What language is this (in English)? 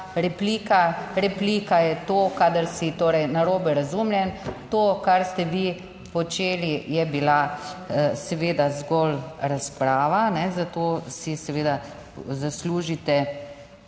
Slovenian